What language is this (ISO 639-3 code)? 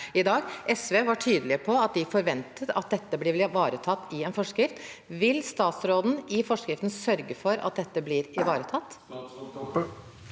nor